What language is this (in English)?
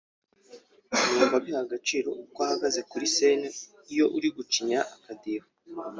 Kinyarwanda